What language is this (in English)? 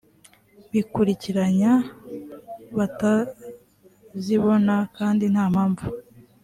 Kinyarwanda